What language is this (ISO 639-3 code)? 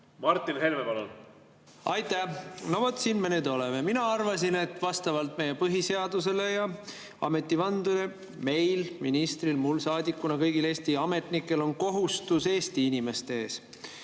est